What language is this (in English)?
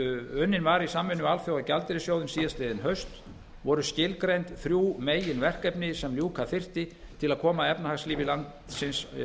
Icelandic